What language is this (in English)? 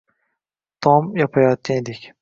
Uzbek